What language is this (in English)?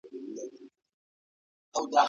Pashto